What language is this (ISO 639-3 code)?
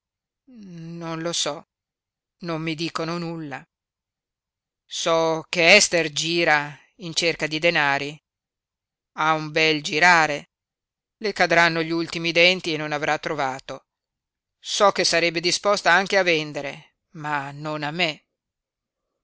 ita